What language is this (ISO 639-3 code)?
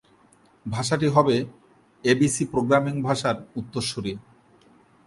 ben